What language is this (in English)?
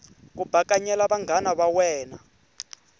Tsonga